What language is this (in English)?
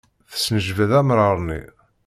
Kabyle